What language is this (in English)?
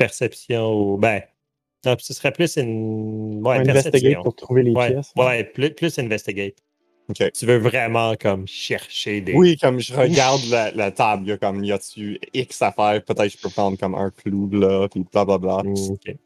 French